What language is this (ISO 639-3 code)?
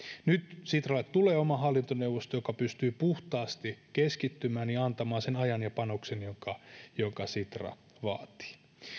fin